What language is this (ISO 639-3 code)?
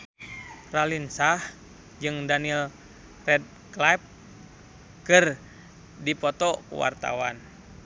sun